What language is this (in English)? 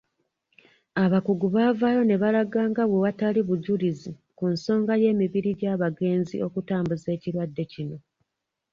Ganda